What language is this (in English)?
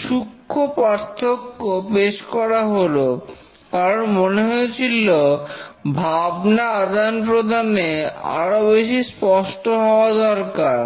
Bangla